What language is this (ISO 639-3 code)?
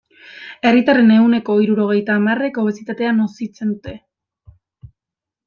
eus